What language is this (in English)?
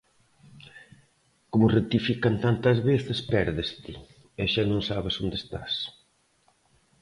Galician